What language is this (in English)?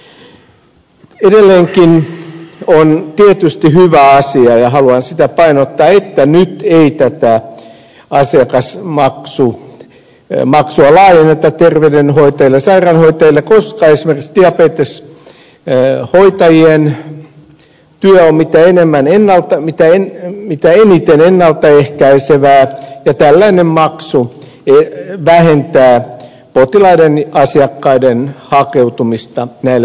Finnish